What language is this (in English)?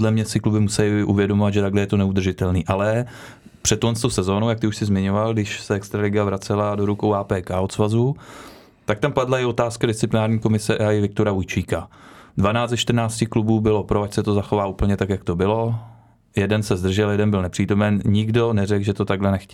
Czech